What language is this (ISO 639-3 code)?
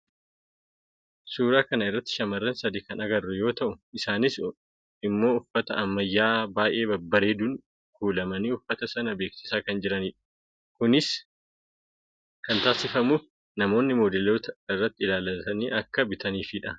orm